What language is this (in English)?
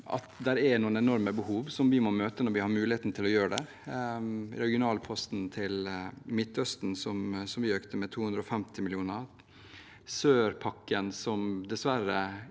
Norwegian